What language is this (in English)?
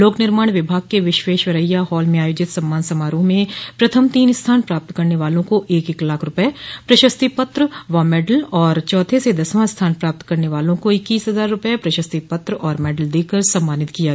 Hindi